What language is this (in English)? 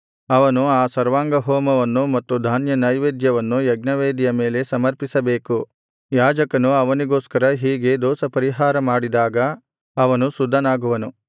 Kannada